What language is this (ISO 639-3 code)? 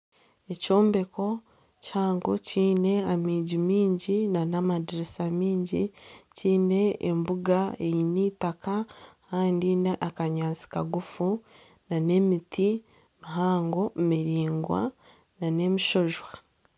nyn